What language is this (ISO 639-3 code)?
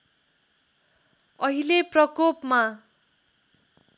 nep